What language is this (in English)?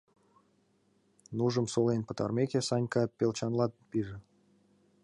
Mari